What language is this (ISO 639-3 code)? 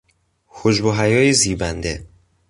fas